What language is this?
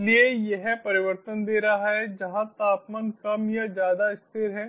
Hindi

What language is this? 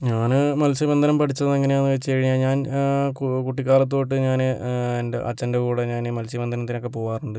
Malayalam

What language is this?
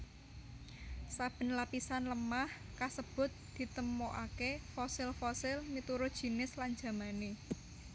Javanese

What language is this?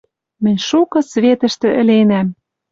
Western Mari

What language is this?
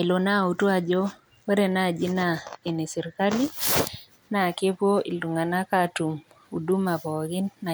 Masai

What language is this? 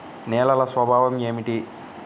Telugu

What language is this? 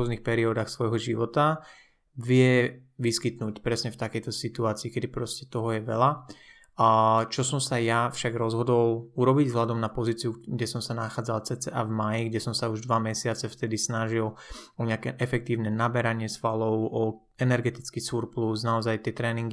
Slovak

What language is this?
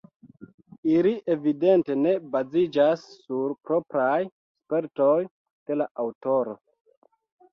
Esperanto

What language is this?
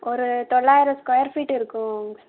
Tamil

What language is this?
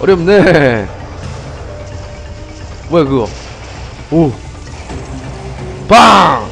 Korean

